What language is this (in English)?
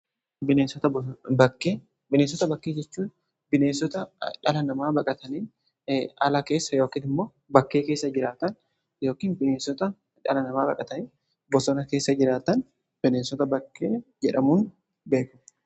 Oromo